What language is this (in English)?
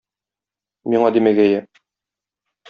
Tatar